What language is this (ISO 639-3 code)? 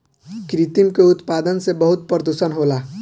bho